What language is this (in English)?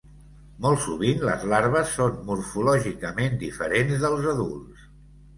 Catalan